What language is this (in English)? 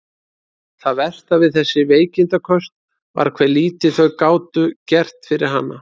Icelandic